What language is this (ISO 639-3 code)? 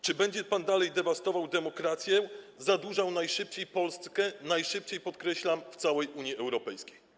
pol